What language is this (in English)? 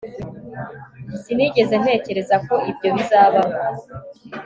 Kinyarwanda